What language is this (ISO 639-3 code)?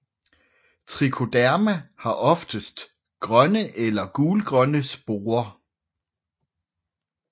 dan